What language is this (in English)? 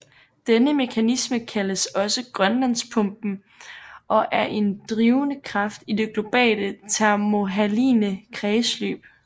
Danish